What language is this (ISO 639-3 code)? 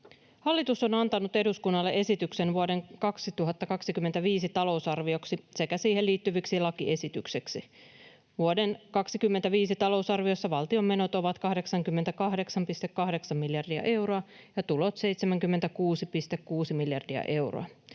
fin